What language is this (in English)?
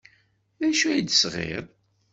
Kabyle